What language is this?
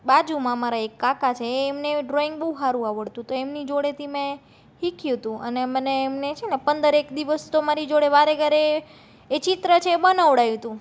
Gujarati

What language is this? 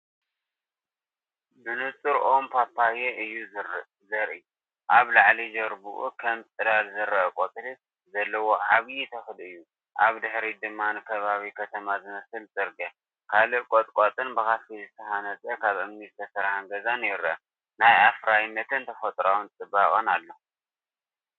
Tigrinya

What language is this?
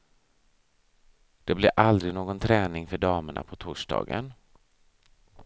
Swedish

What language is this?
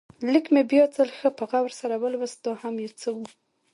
Pashto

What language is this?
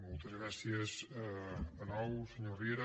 Catalan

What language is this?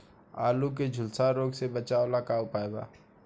Bhojpuri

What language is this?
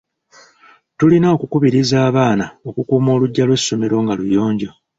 Ganda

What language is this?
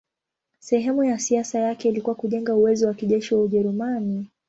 Swahili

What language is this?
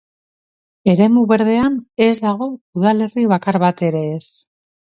Basque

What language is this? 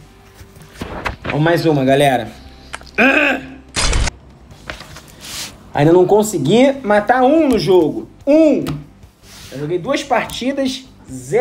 Portuguese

